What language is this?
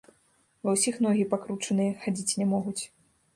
Belarusian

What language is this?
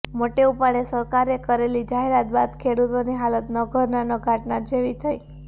Gujarati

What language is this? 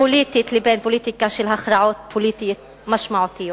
Hebrew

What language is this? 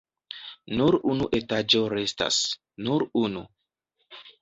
Esperanto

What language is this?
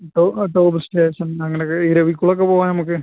Malayalam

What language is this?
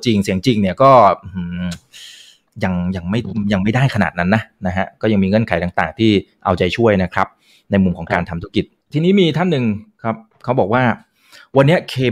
Thai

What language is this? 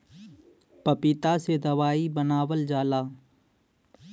Bhojpuri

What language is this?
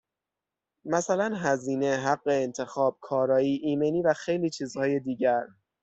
Persian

